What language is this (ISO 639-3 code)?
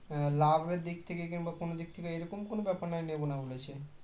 ben